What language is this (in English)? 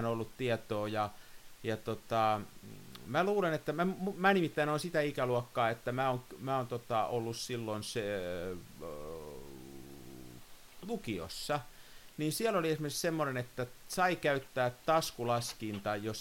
Finnish